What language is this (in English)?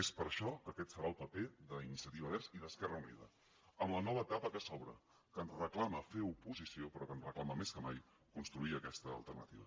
Catalan